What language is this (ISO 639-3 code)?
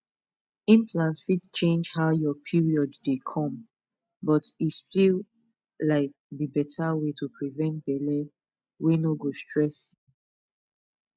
pcm